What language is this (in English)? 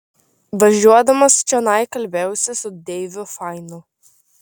Lithuanian